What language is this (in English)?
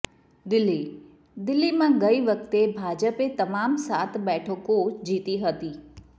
Gujarati